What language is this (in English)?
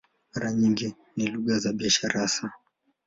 Swahili